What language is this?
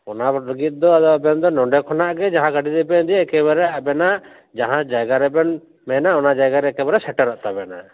Santali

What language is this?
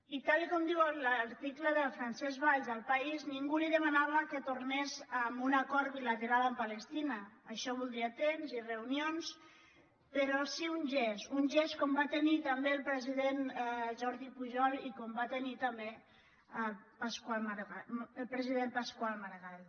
Catalan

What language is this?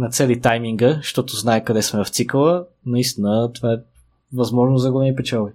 Bulgarian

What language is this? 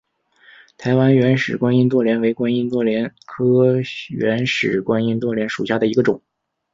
Chinese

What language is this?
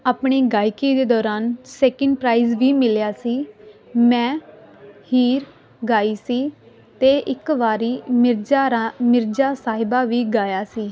Punjabi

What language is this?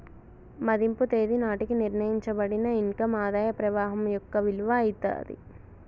Telugu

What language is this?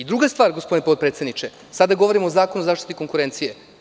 Serbian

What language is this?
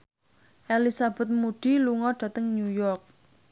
Javanese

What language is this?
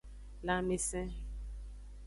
Aja (Benin)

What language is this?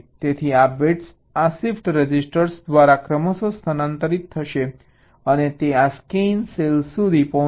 Gujarati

